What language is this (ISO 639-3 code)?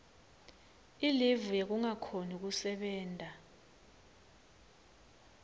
ssw